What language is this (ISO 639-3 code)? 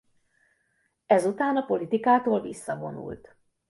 hun